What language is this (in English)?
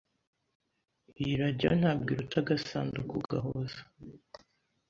Kinyarwanda